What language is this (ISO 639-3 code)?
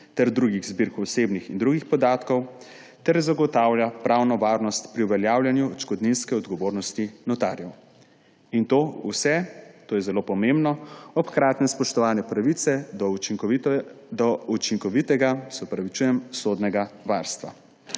slv